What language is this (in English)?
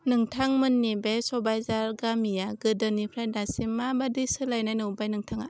Bodo